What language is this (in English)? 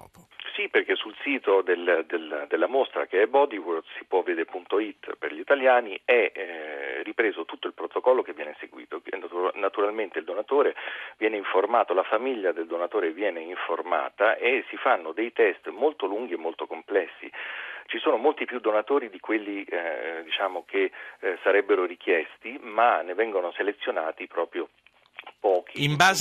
Italian